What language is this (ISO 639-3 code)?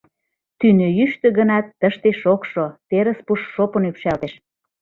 chm